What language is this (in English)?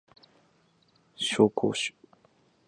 Japanese